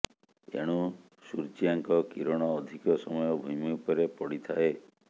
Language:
Odia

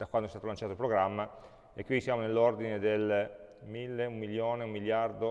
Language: Italian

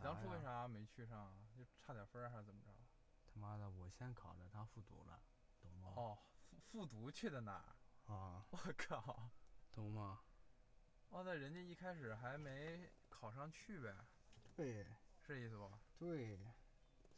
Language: Chinese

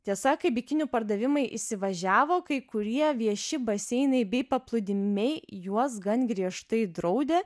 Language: Lithuanian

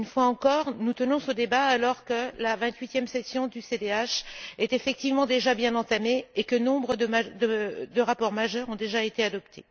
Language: French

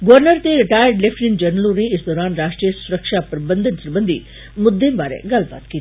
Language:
Dogri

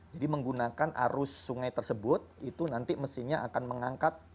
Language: Indonesian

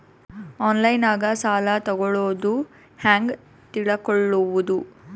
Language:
Kannada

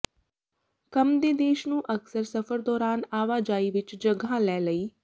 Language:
Punjabi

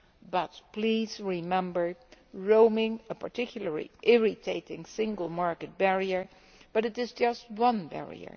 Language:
English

